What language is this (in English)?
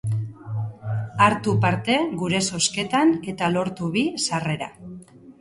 Basque